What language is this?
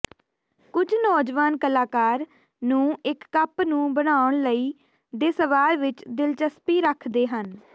Punjabi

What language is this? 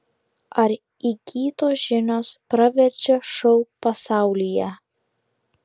Lithuanian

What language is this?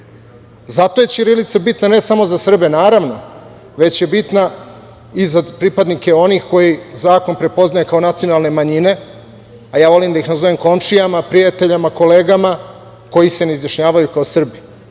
Serbian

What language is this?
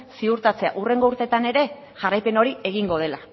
Basque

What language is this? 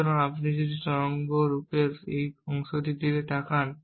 Bangla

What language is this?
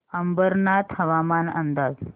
Marathi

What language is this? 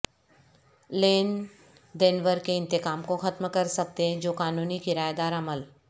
Urdu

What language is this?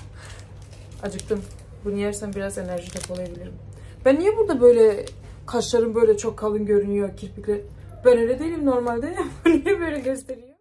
Turkish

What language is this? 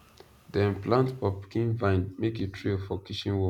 Nigerian Pidgin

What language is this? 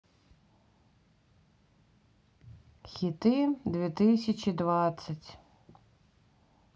Russian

